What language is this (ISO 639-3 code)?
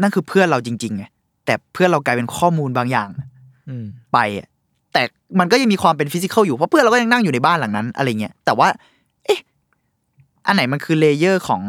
tha